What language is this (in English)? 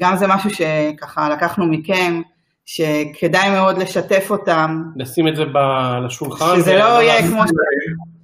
Hebrew